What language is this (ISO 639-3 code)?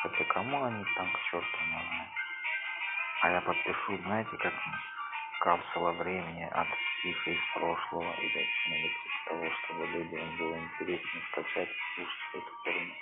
rus